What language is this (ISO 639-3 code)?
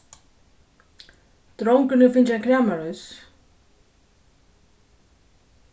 fao